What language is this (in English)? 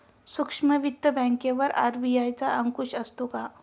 Marathi